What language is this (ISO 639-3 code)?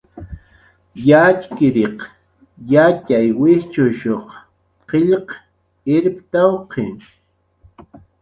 jqr